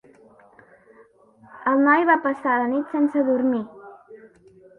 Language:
Catalan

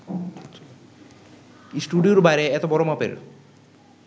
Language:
Bangla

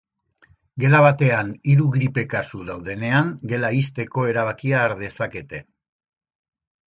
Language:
Basque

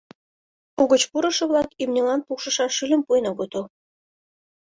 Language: Mari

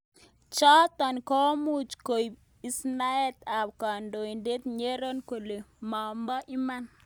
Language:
Kalenjin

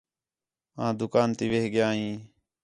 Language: Khetrani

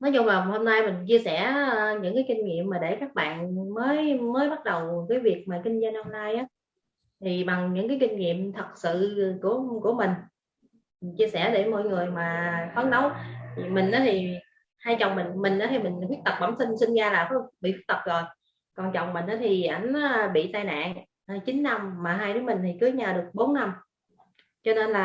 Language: Vietnamese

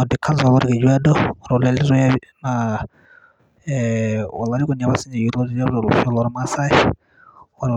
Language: Masai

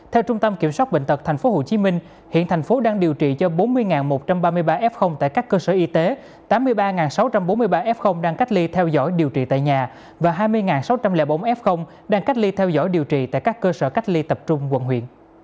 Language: Vietnamese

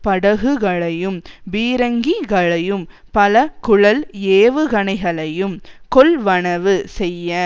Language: Tamil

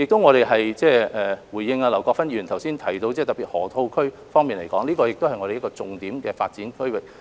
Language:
Cantonese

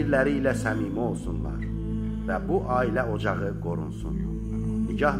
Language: Turkish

